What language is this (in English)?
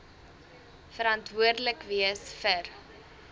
Afrikaans